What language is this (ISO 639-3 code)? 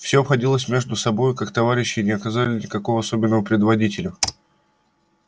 rus